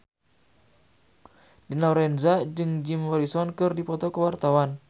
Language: Sundanese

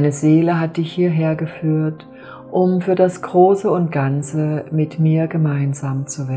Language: German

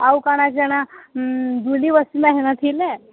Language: Odia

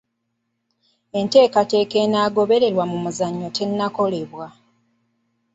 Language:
Ganda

